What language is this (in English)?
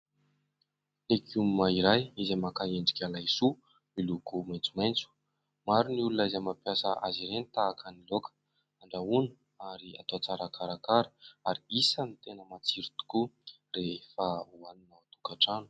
Malagasy